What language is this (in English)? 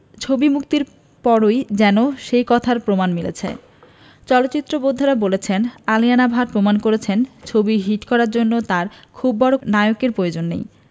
Bangla